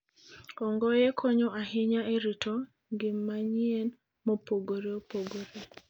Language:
Luo (Kenya and Tanzania)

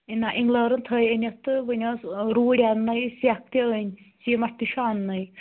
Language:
Kashmiri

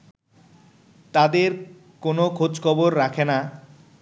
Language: Bangla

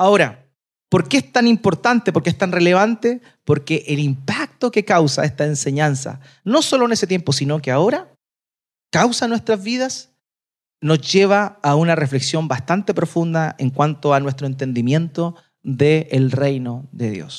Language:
Spanish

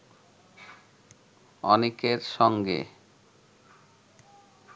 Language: Bangla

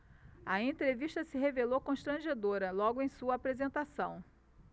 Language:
Portuguese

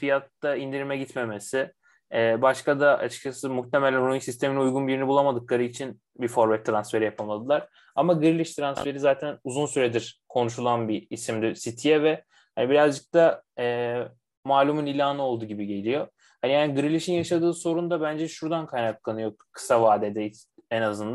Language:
Turkish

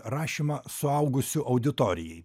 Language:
Lithuanian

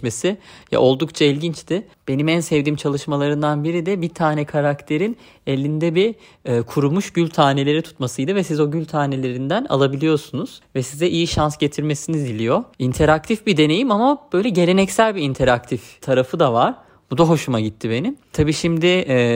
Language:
Turkish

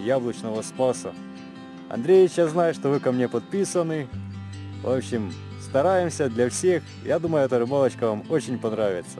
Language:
Russian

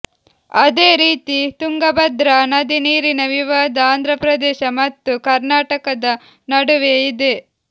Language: Kannada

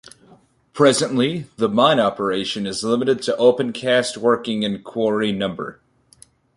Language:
English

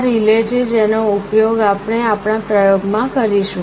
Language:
Gujarati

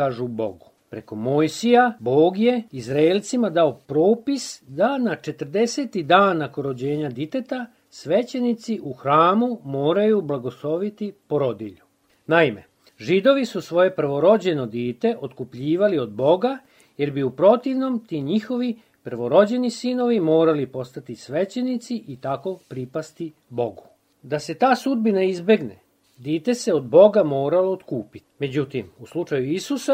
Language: Croatian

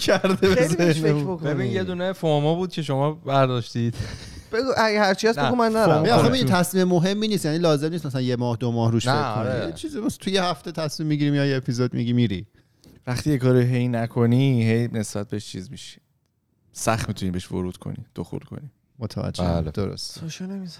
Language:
Persian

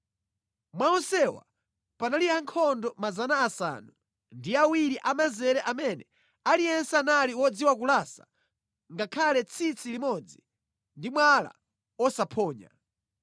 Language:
Nyanja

